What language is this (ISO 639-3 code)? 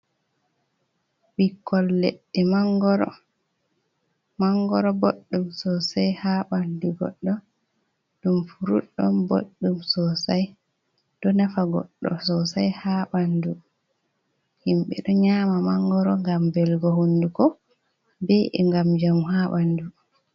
ful